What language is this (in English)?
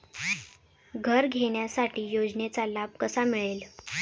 Marathi